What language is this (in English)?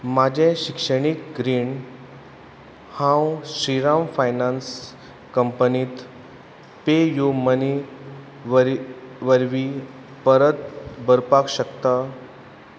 Konkani